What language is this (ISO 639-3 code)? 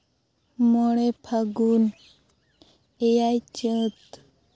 sat